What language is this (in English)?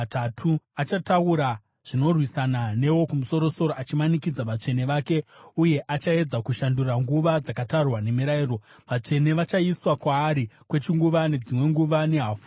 Shona